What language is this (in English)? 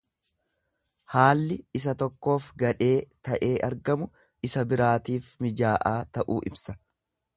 Oromo